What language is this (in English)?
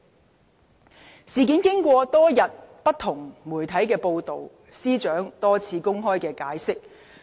Cantonese